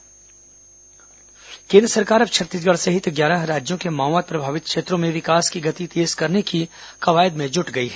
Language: Hindi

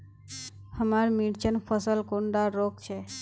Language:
Magahi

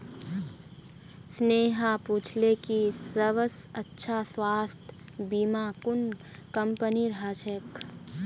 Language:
Magahi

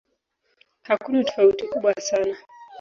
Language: Swahili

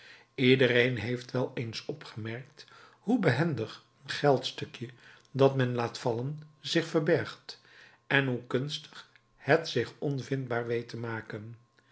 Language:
Dutch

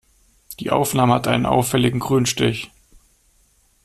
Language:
German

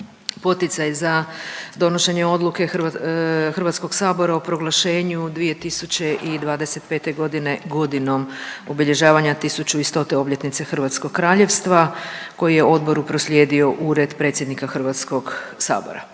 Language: Croatian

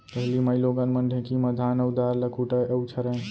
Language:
Chhattisgarhi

